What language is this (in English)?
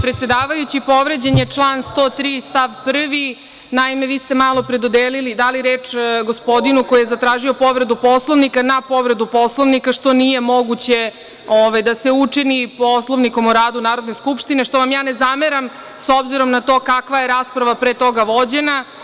Serbian